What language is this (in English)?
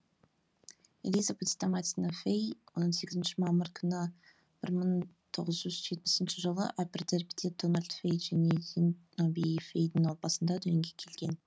Kazakh